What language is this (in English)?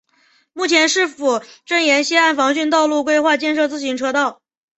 Chinese